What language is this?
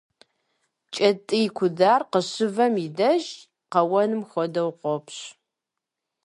Kabardian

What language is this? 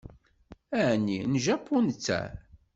Kabyle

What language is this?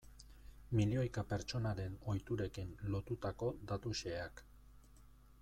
Basque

